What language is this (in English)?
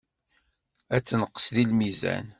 Kabyle